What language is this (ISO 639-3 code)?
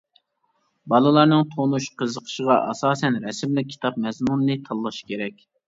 uig